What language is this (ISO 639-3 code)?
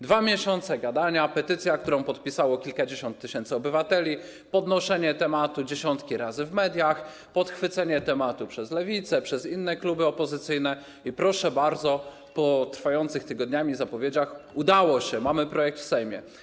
pol